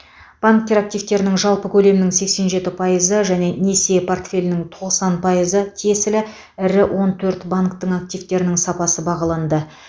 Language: Kazakh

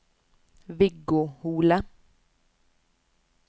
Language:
Norwegian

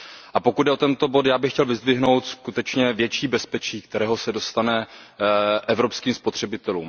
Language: Czech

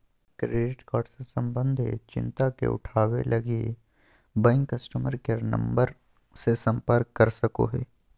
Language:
Magahi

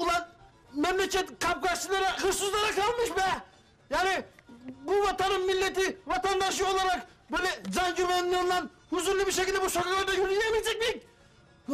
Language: Turkish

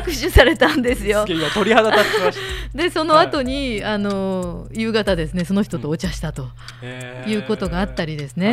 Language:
Japanese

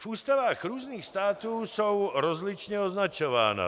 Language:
Czech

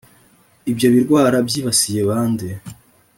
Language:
Kinyarwanda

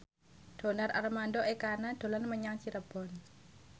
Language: Javanese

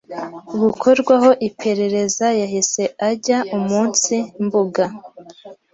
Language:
Kinyarwanda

